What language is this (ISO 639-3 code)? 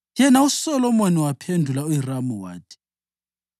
nde